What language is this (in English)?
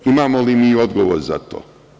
Serbian